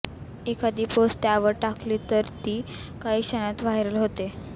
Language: Marathi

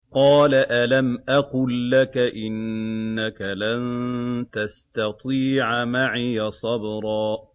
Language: Arabic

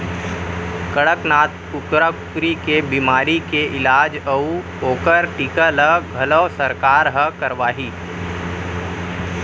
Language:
Chhattisgarhi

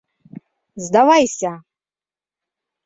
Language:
Mari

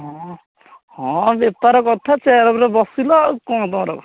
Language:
Odia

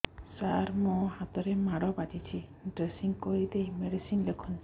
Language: Odia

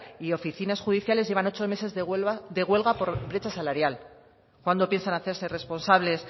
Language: Spanish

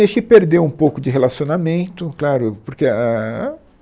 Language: Portuguese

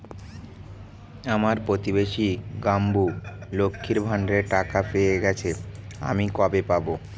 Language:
Bangla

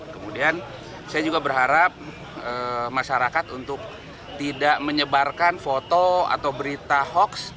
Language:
Indonesian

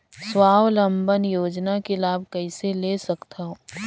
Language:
Chhattisgarhi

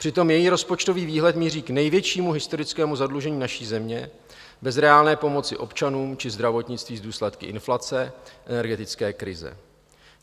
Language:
Czech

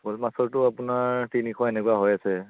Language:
Assamese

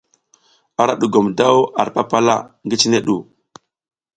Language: South Giziga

